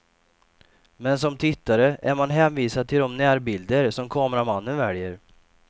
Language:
Swedish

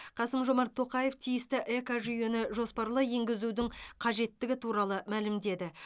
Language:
Kazakh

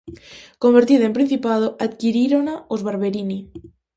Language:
Galician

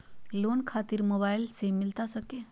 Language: Magahi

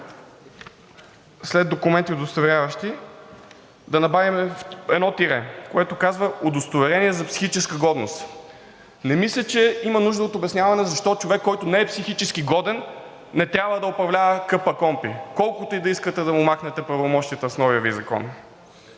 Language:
Bulgarian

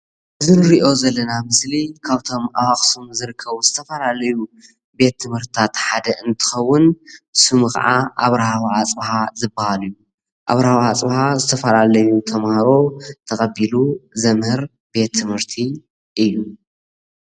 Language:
Tigrinya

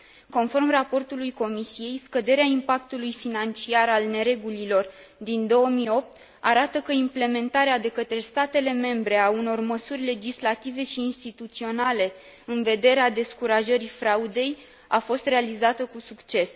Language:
Romanian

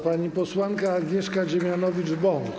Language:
Polish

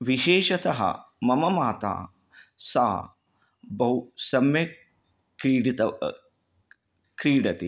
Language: Sanskrit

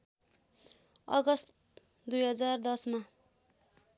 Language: Nepali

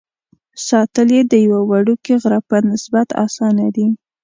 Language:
Pashto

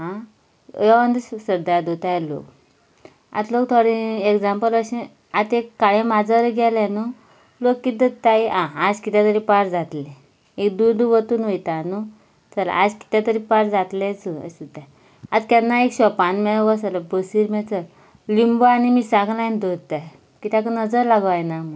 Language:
Konkani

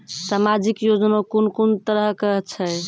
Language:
Maithili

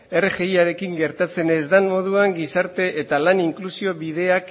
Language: Basque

